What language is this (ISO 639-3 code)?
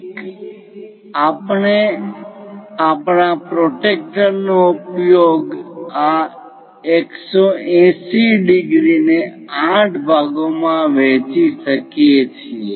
guj